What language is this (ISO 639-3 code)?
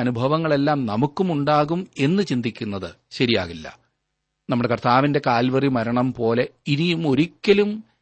mal